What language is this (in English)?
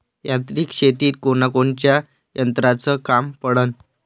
Marathi